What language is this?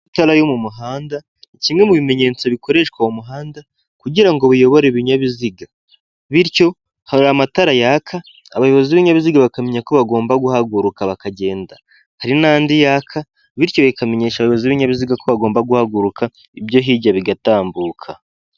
Kinyarwanda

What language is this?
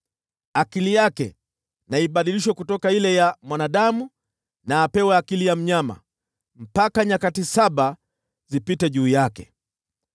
Swahili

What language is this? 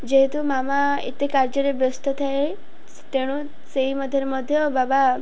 Odia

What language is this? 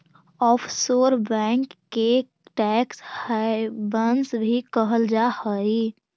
Magahi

